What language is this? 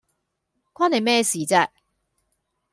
Cantonese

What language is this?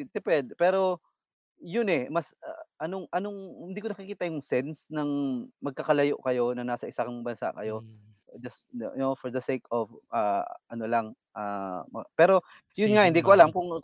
Filipino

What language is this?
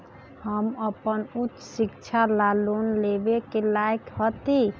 Magahi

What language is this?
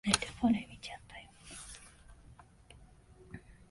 Japanese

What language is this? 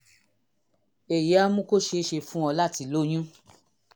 Yoruba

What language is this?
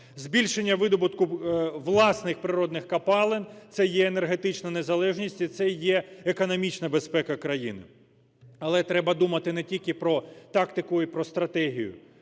Ukrainian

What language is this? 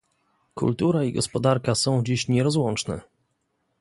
Polish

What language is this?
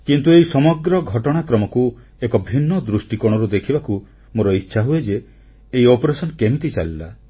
Odia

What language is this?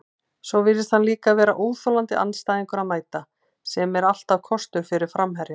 Icelandic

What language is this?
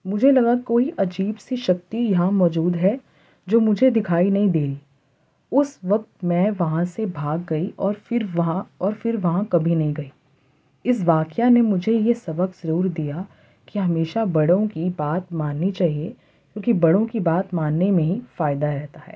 Urdu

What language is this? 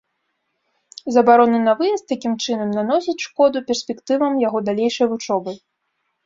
Belarusian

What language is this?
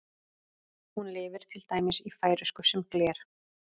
Icelandic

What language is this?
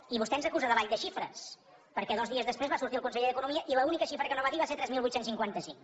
Catalan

